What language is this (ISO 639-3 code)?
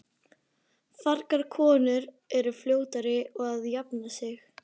isl